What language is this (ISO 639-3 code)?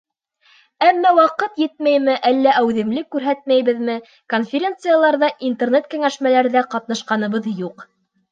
bak